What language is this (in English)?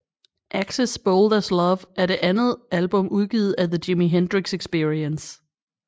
Danish